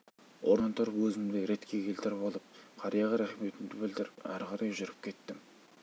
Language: Kazakh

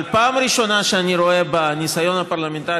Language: Hebrew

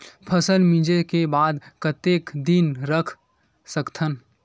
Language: Chhattisgarhi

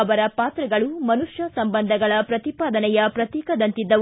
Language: Kannada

